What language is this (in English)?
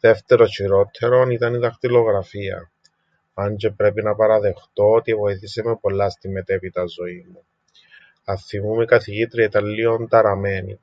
Greek